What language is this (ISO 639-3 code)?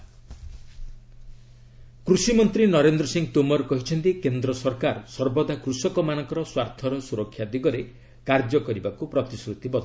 ori